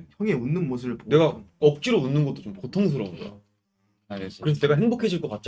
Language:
Korean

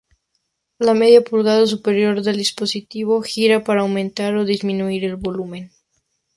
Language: Spanish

